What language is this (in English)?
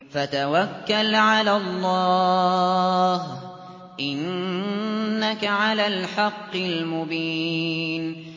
Arabic